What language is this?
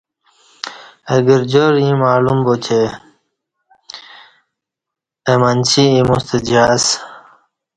Kati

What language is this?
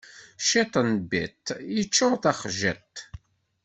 Kabyle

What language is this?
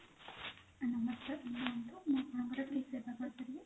Odia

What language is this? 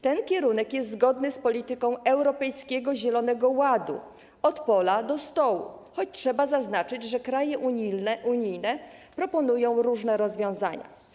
Polish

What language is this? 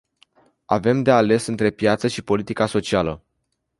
Romanian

